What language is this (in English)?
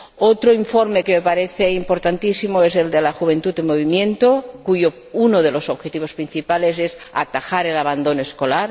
Spanish